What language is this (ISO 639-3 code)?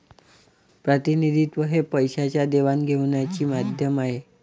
mar